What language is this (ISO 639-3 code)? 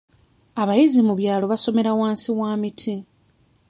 lug